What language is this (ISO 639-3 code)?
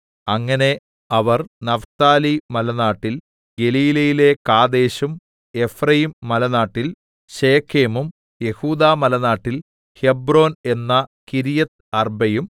mal